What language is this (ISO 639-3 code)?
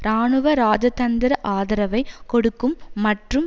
tam